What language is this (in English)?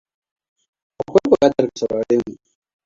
Hausa